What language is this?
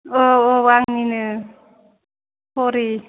Bodo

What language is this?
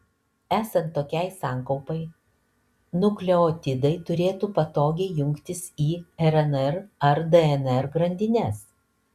Lithuanian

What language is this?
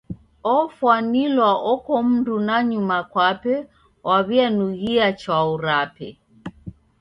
Taita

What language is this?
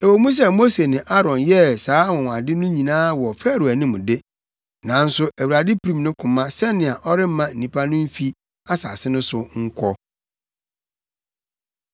Akan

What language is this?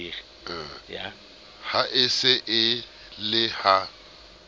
Southern Sotho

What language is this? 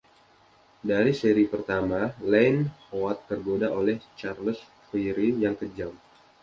Indonesian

